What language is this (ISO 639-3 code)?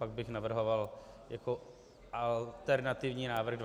ces